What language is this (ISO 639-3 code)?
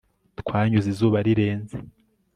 kin